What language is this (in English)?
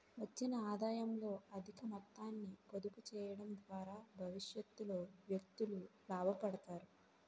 Telugu